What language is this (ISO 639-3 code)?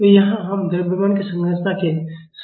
hin